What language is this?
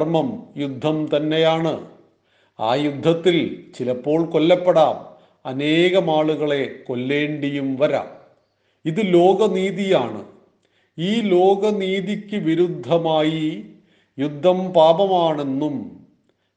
Malayalam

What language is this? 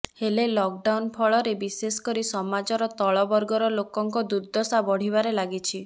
Odia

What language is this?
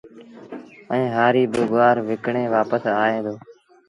Sindhi Bhil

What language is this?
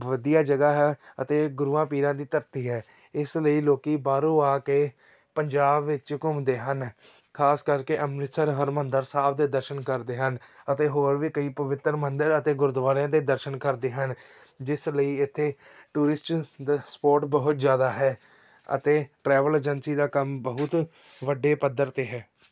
Punjabi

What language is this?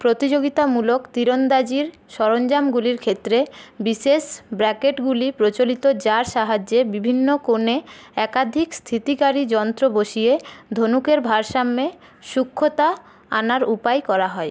Bangla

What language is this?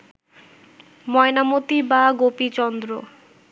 Bangla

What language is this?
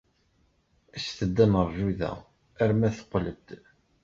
Kabyle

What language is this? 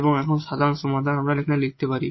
Bangla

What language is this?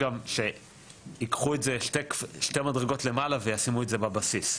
Hebrew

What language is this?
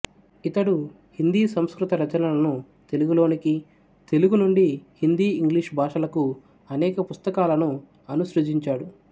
Telugu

